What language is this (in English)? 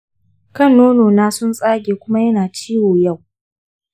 Hausa